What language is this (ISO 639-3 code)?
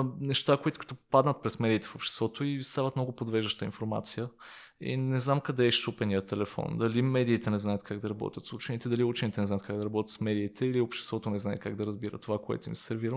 bul